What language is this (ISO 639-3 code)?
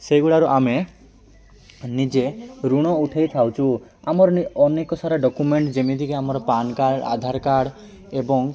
ori